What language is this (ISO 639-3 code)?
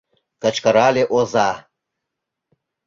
chm